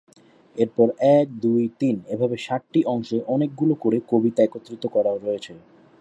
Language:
Bangla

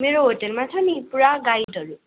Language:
Nepali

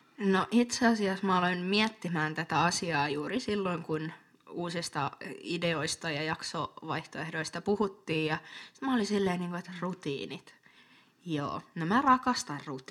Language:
Finnish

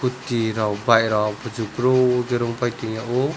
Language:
Kok Borok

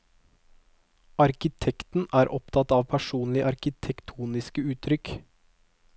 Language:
Norwegian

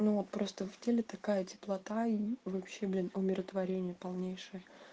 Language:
Russian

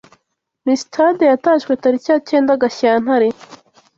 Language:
Kinyarwanda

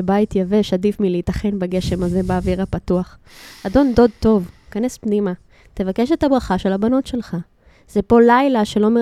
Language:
Hebrew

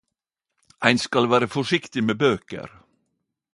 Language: Norwegian Nynorsk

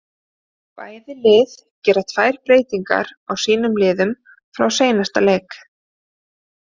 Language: Icelandic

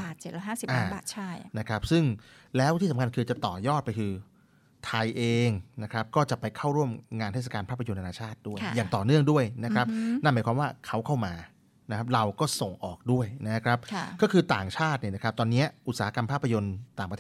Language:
Thai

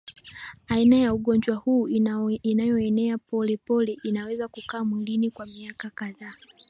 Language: Swahili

